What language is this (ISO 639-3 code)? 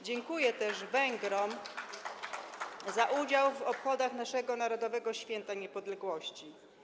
pol